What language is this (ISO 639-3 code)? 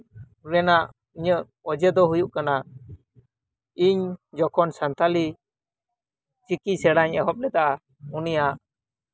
sat